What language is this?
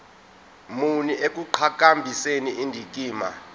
Zulu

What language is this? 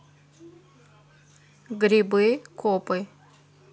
Russian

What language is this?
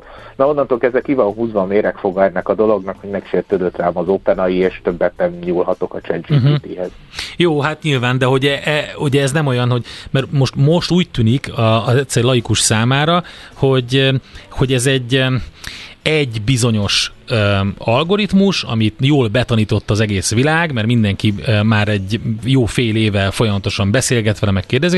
Hungarian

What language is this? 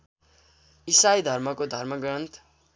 Nepali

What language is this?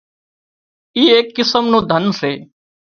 Wadiyara Koli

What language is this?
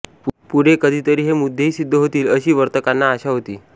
Marathi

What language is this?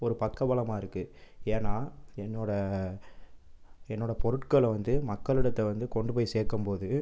Tamil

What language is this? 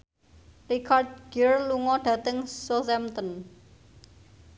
Javanese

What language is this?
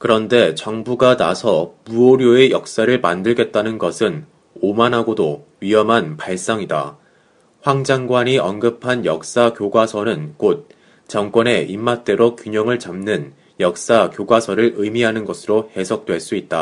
Korean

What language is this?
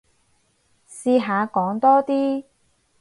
Cantonese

